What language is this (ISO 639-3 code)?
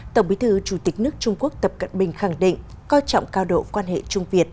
vie